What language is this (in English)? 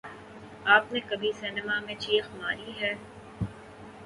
Urdu